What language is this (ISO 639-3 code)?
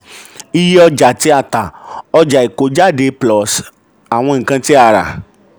yor